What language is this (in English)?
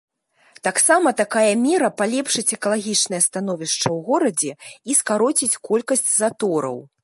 Belarusian